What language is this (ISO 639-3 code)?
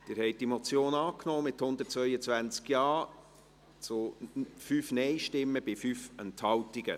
gsw